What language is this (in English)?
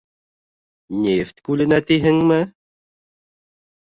Bashkir